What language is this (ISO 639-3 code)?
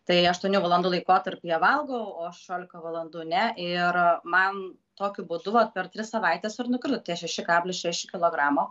lit